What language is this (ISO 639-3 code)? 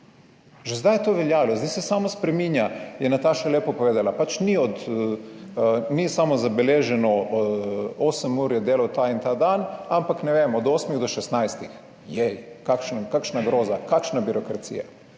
slv